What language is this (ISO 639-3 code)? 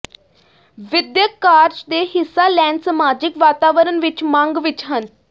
pan